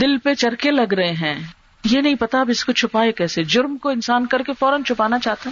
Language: Urdu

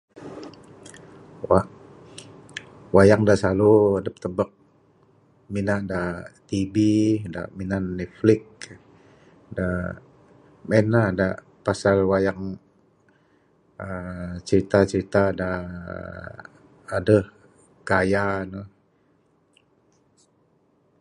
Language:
Bukar-Sadung Bidayuh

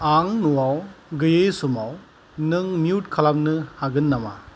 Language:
Bodo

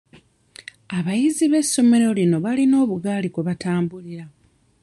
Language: Ganda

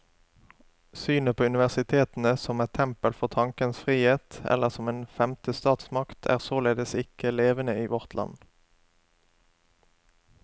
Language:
Norwegian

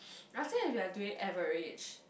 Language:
English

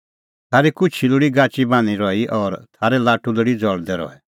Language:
Kullu Pahari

